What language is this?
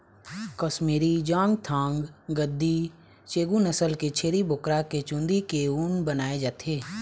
Chhattisgarhi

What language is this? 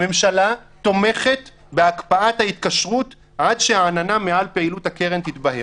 Hebrew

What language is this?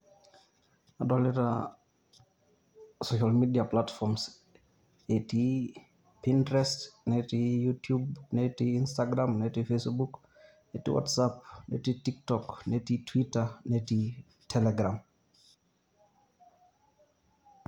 Masai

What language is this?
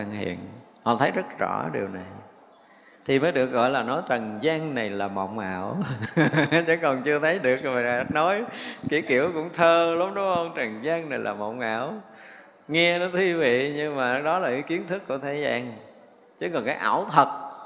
Vietnamese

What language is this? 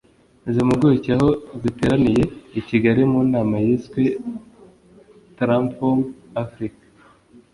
Kinyarwanda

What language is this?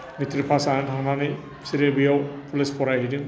Bodo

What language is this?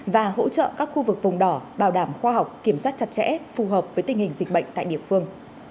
Vietnamese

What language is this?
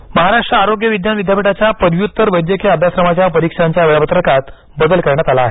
Marathi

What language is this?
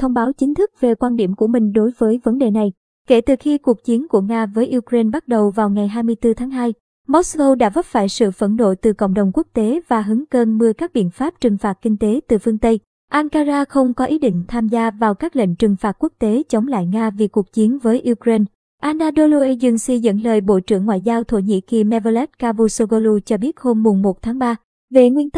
Vietnamese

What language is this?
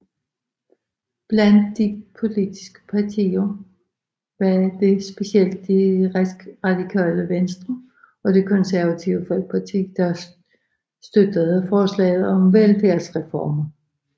Danish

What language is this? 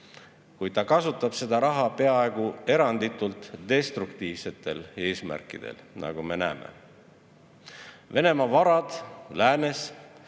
Estonian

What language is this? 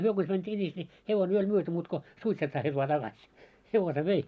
Finnish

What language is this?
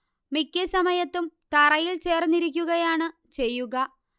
Malayalam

